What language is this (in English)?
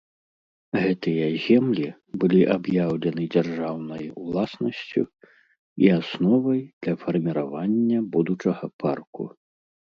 Belarusian